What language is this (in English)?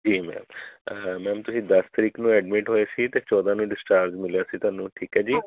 Punjabi